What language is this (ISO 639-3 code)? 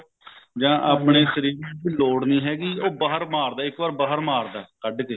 pan